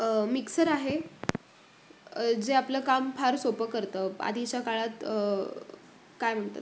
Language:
Marathi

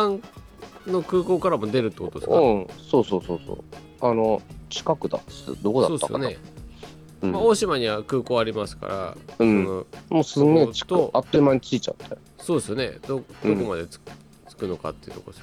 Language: Japanese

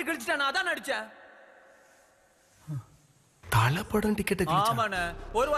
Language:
Korean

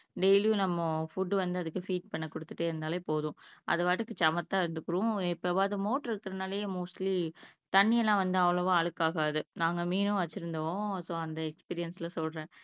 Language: Tamil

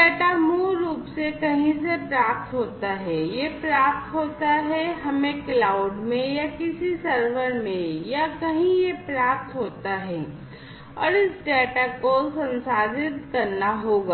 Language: Hindi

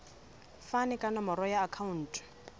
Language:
Southern Sotho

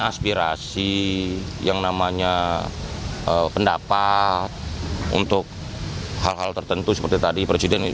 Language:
Indonesian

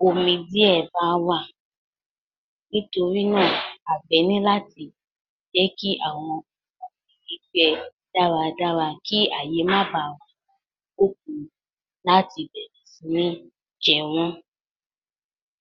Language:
Yoruba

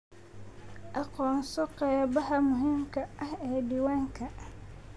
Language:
Somali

